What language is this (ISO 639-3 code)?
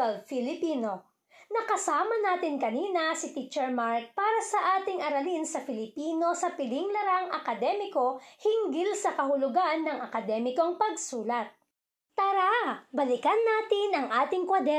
fil